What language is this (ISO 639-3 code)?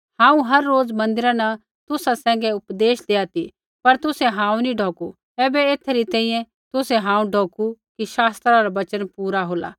kfx